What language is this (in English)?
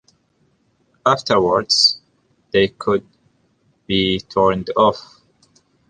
English